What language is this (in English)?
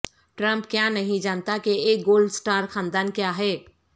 Urdu